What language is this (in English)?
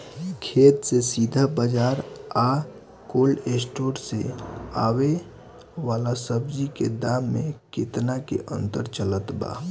Bhojpuri